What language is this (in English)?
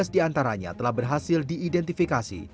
Indonesian